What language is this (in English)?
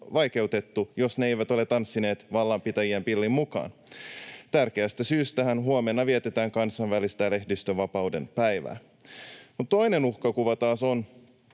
Finnish